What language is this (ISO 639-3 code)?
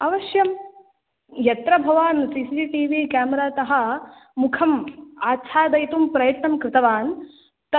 san